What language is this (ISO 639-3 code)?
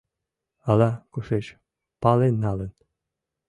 chm